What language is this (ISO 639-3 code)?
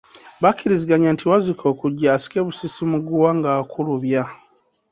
lug